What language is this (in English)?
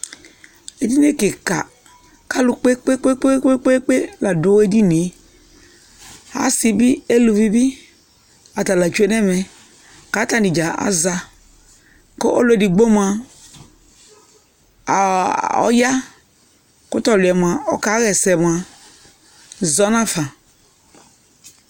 Ikposo